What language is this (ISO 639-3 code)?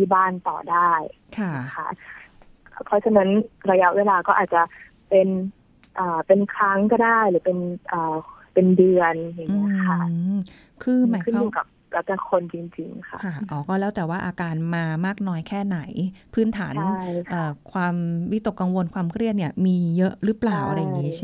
tha